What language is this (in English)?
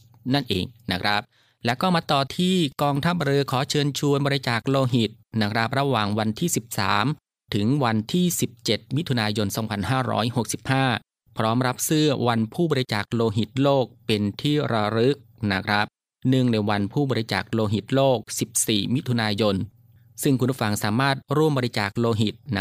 Thai